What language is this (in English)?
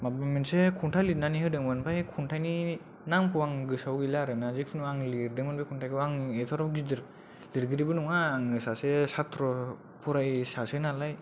Bodo